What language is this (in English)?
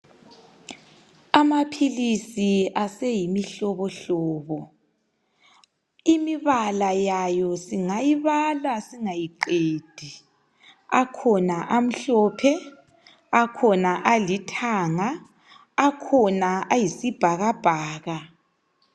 North Ndebele